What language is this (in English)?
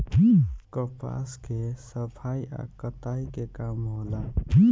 Bhojpuri